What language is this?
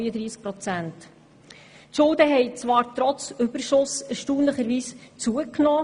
Swiss German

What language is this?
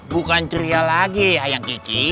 Indonesian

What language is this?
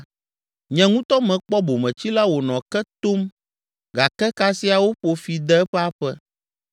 Ewe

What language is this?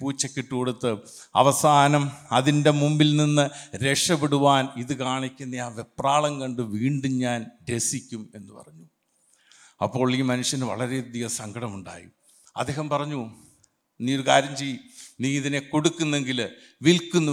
Malayalam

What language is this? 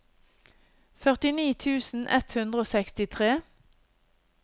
Norwegian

